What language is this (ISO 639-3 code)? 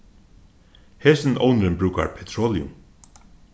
fao